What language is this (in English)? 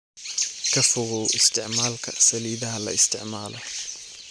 Somali